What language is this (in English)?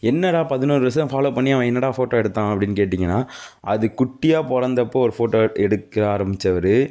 Tamil